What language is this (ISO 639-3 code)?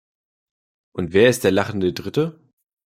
deu